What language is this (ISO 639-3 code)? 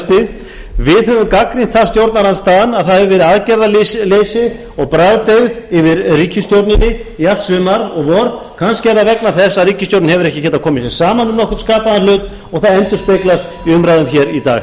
isl